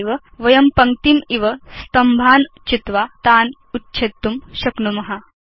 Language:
Sanskrit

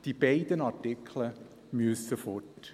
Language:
Swiss German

